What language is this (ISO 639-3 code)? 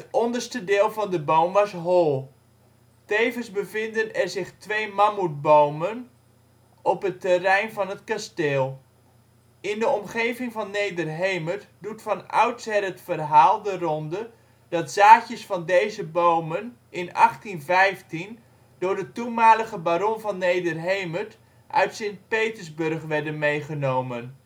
nld